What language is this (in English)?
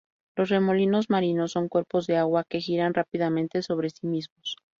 Spanish